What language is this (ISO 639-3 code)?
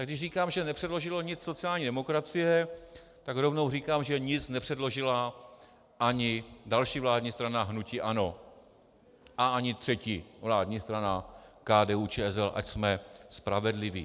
ces